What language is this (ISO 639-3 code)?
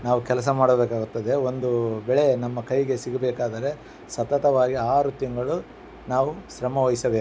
kan